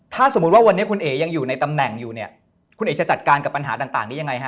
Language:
Thai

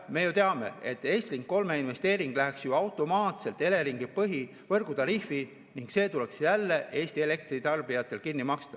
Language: Estonian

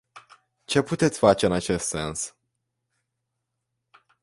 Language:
Romanian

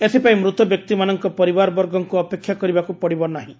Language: Odia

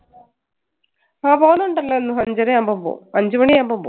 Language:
Malayalam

